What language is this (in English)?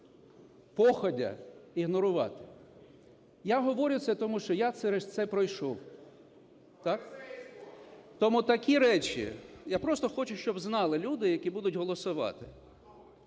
Ukrainian